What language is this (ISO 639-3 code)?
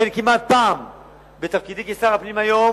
heb